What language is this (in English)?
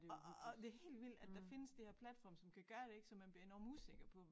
Danish